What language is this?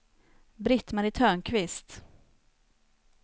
Swedish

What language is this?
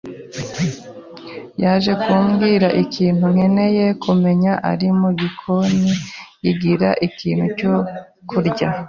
Kinyarwanda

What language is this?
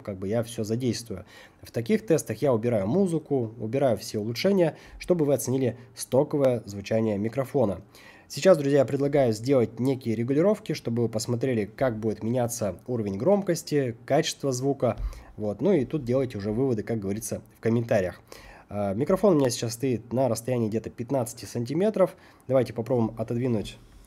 Russian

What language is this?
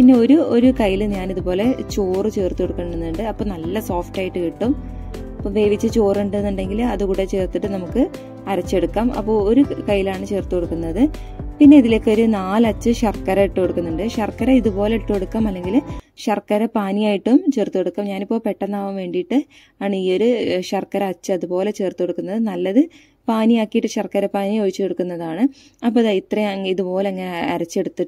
Malayalam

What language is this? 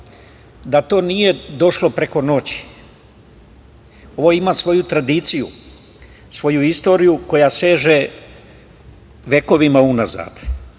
Serbian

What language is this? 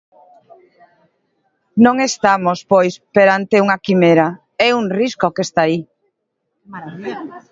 Galician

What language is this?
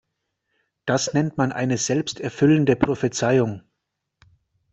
German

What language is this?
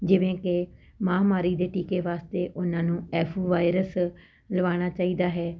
Punjabi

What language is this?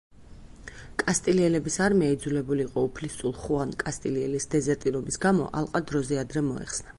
Georgian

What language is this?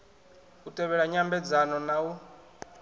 Venda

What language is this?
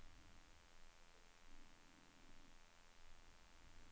Norwegian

